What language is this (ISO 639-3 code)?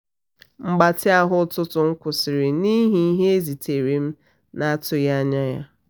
ibo